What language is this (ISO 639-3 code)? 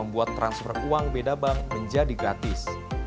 ind